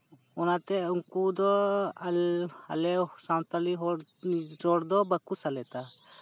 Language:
Santali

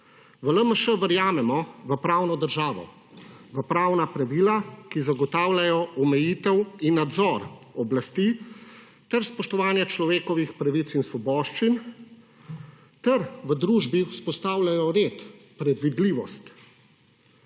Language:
Slovenian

